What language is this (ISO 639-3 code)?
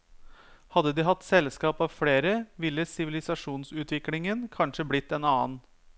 nor